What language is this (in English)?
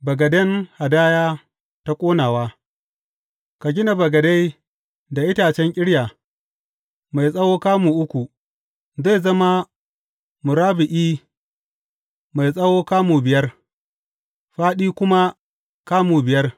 Hausa